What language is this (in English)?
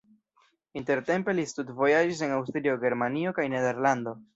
Esperanto